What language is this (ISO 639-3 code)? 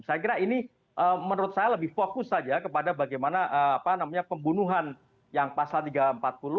ind